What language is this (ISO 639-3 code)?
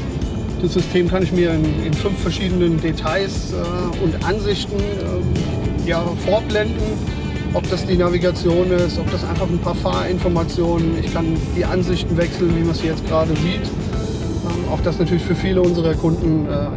deu